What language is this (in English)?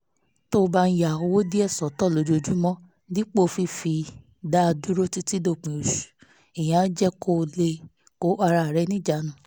Yoruba